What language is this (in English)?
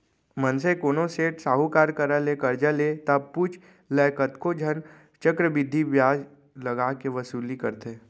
Chhattisgarhi